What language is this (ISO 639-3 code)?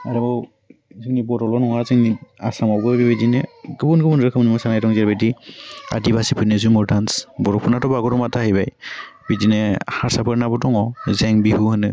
brx